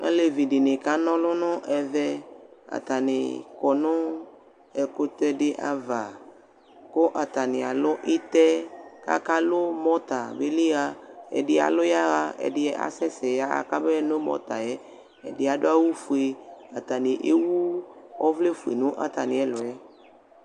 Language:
Ikposo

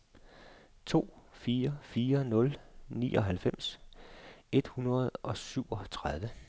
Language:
Danish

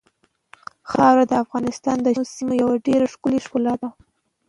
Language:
Pashto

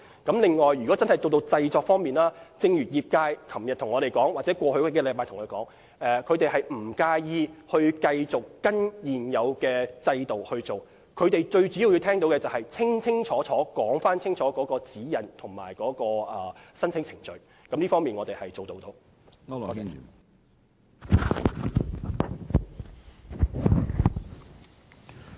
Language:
Cantonese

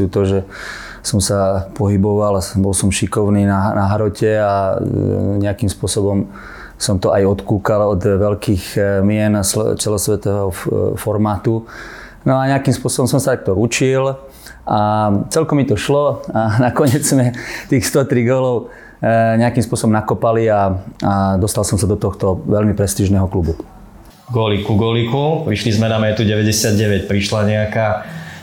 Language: Slovak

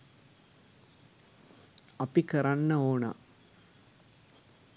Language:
Sinhala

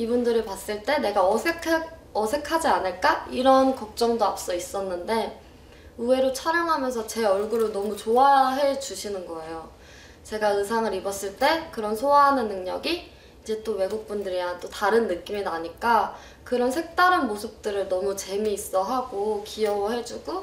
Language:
Korean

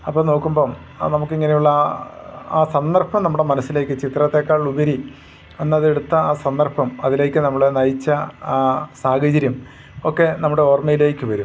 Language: Malayalam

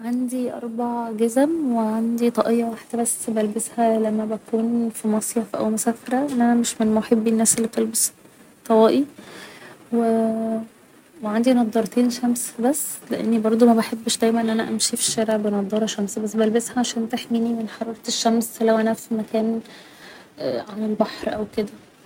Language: Egyptian Arabic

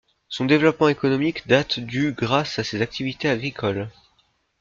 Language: French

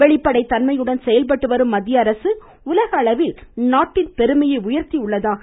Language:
Tamil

